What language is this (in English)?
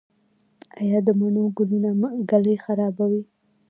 Pashto